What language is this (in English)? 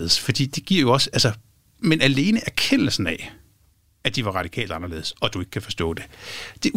Danish